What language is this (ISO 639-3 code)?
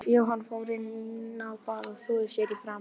isl